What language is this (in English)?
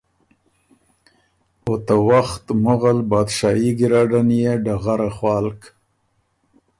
Ormuri